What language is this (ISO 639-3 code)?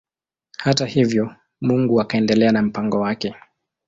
swa